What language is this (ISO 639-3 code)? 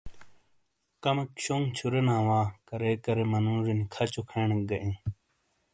scl